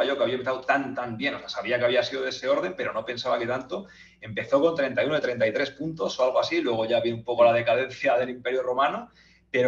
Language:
Spanish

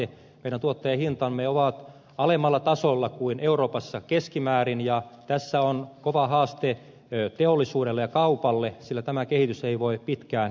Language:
Finnish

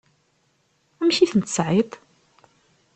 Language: Kabyle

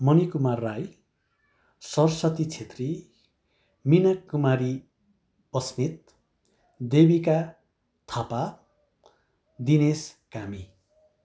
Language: Nepali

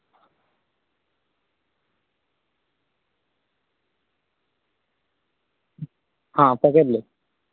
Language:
Maithili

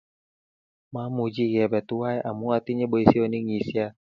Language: Kalenjin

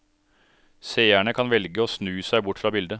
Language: Norwegian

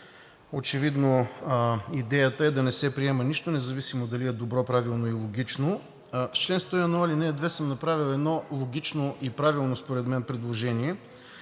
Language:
Bulgarian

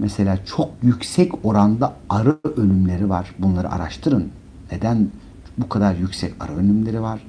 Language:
Turkish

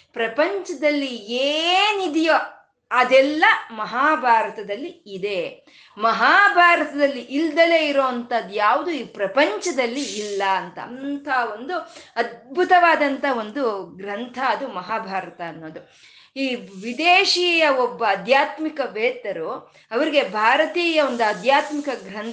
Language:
Kannada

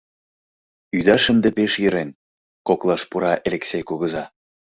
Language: Mari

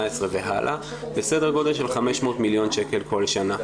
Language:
Hebrew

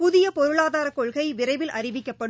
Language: Tamil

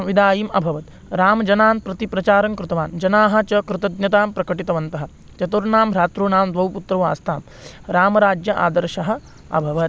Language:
Sanskrit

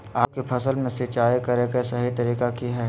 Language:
Magahi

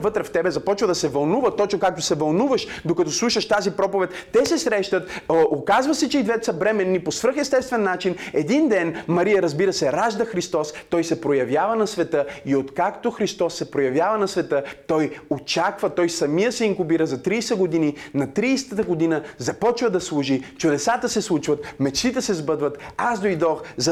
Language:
Bulgarian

